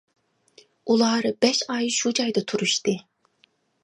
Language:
Uyghur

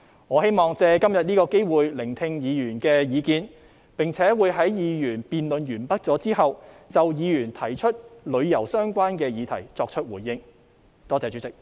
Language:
Cantonese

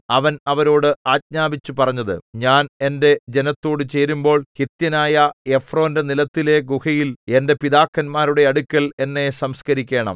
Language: Malayalam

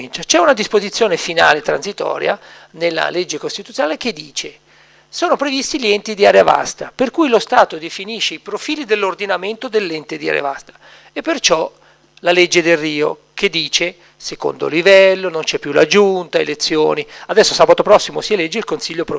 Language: Italian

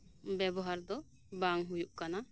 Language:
Santali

